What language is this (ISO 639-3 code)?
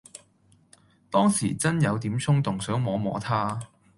yue